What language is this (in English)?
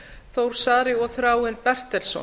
Icelandic